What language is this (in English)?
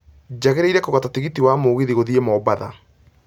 Kikuyu